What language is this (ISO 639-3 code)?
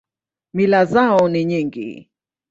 swa